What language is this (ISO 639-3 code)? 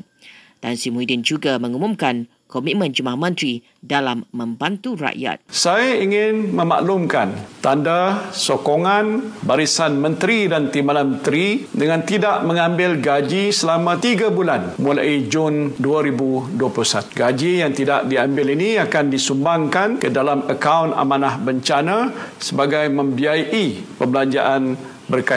msa